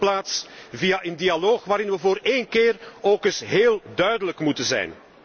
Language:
Dutch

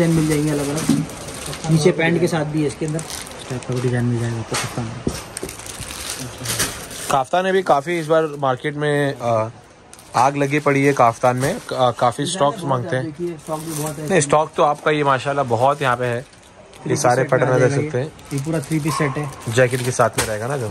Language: Hindi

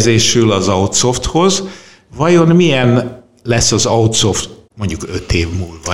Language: Hungarian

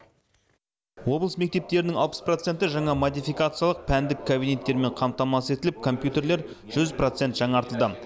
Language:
Kazakh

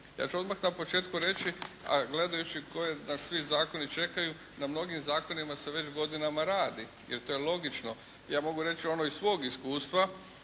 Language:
Croatian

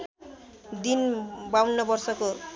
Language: Nepali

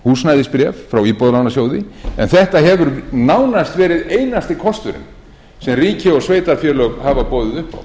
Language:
Icelandic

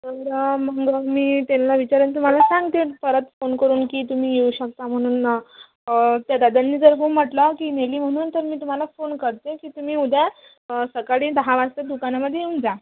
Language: Marathi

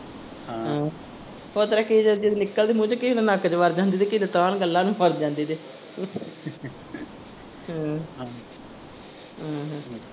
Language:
Punjabi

